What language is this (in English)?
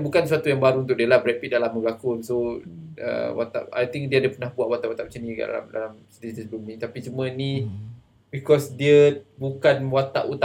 Malay